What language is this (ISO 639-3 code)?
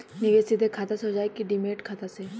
bho